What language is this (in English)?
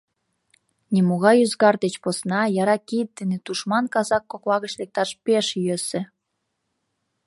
Mari